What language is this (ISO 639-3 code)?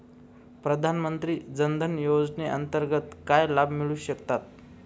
mar